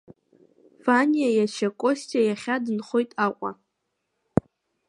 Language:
Abkhazian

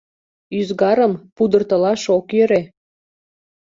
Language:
Mari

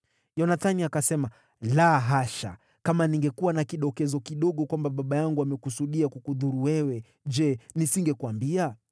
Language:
Swahili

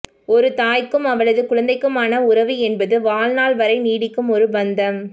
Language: Tamil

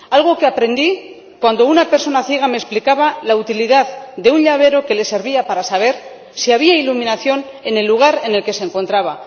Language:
Spanish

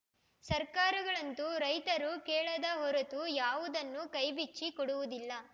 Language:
Kannada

